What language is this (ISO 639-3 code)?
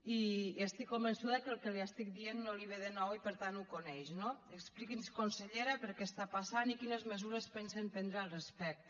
cat